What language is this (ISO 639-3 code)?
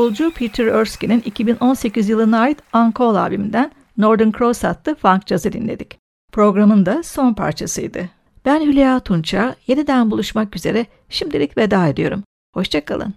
tur